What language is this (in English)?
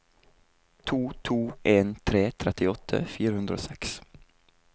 Norwegian